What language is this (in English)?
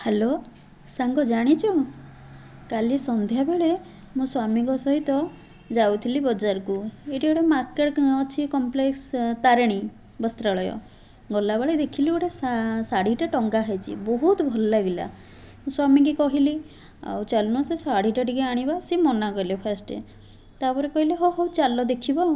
Odia